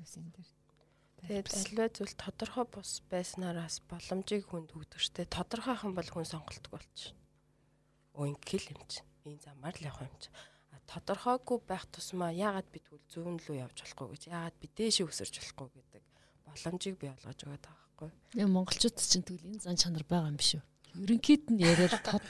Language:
Russian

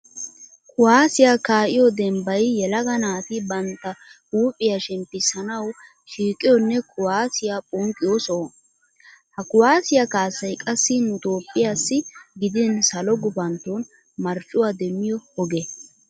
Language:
Wolaytta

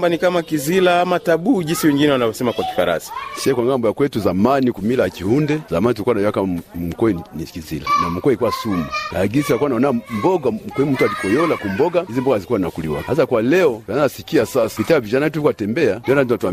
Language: Swahili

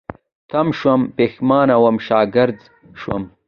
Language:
Pashto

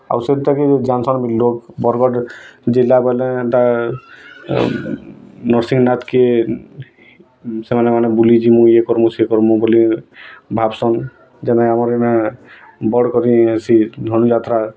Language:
Odia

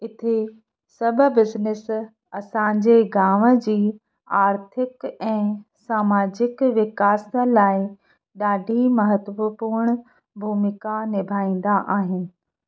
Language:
Sindhi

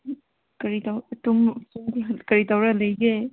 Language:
Manipuri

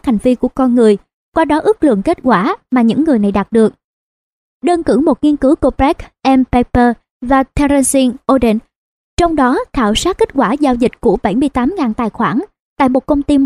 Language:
Vietnamese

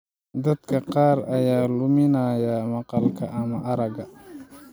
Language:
Somali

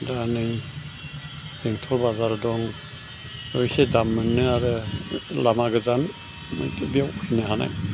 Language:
Bodo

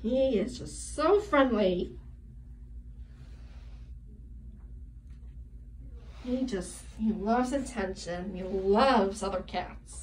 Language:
English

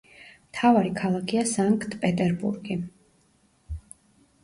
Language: Georgian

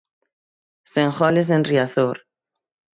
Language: Galician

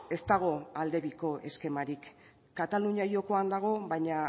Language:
Basque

